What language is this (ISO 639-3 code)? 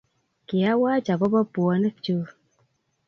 kln